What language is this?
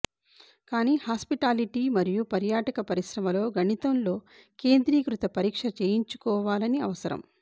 Telugu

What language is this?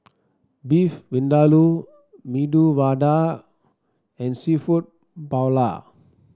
English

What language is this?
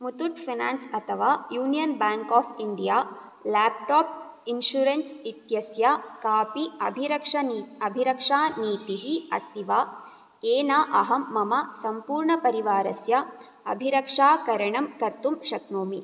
Sanskrit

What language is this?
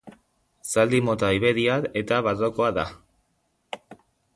Basque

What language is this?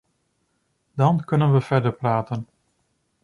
Dutch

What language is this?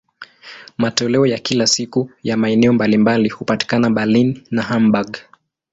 Swahili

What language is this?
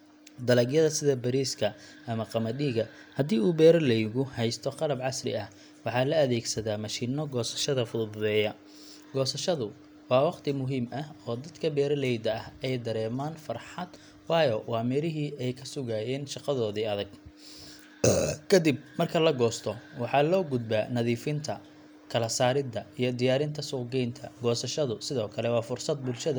Somali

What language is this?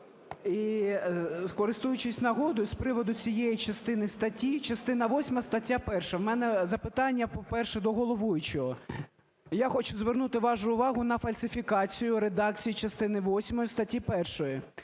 Ukrainian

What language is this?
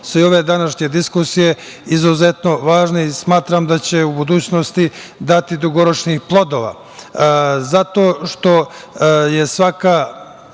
Serbian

